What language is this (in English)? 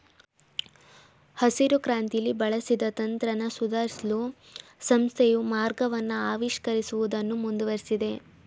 Kannada